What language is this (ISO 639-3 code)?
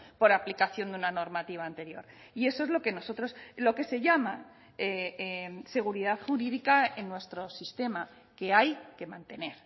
spa